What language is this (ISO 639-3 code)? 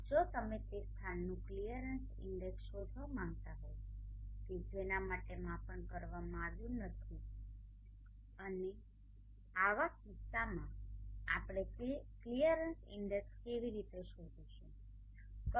guj